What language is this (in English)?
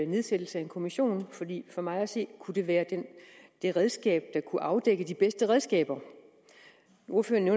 Danish